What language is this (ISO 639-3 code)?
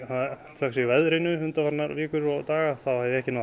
isl